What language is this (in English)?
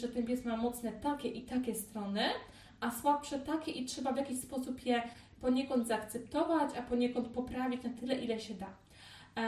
Polish